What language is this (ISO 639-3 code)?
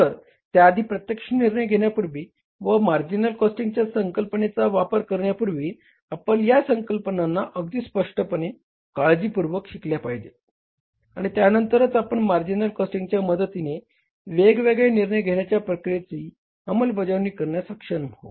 mar